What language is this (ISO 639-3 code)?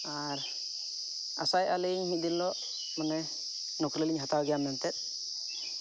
sat